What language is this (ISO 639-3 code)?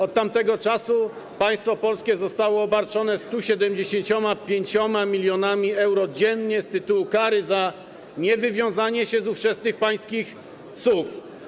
pol